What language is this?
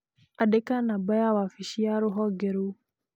Kikuyu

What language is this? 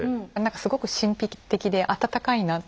Japanese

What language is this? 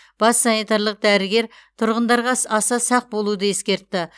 Kazakh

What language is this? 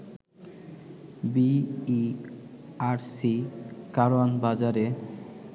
Bangla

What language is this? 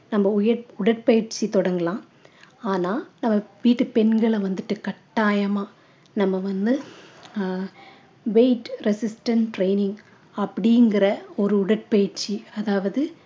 Tamil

